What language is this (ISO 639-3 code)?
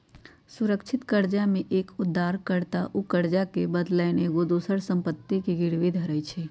mag